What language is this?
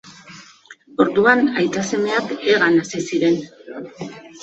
Basque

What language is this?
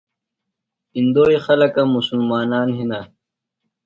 Phalura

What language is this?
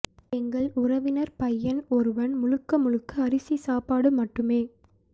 Tamil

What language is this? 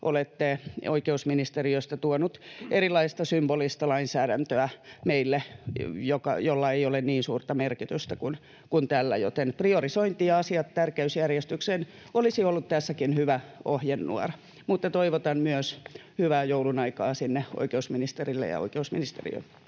Finnish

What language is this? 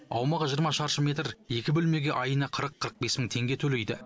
Kazakh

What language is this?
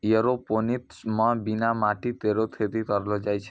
Maithili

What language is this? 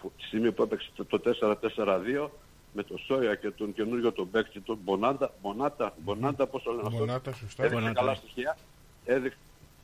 Greek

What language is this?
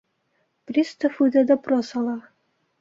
Bashkir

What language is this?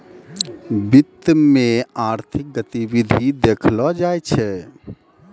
Maithili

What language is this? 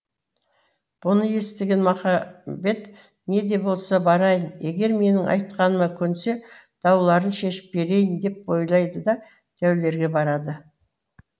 Kazakh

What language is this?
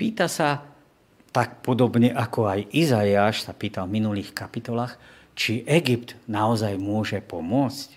Slovak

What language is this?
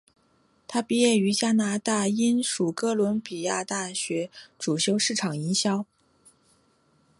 Chinese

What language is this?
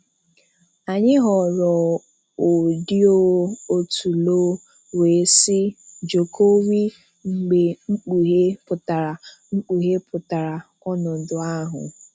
Igbo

